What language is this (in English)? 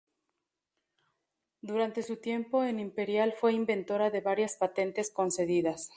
Spanish